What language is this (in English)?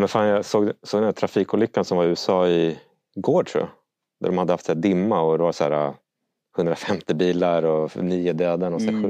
Swedish